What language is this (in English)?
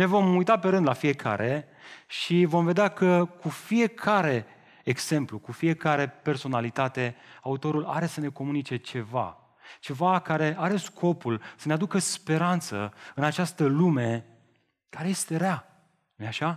Romanian